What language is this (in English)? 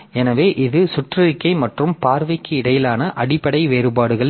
Tamil